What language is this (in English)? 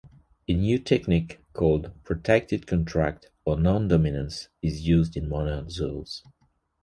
English